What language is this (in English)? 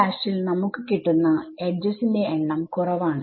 Malayalam